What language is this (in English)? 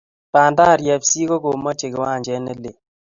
Kalenjin